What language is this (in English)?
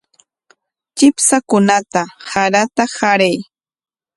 Corongo Ancash Quechua